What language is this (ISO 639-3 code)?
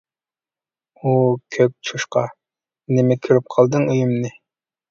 uig